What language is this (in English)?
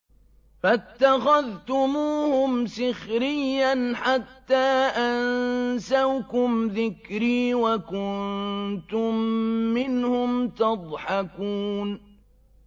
Arabic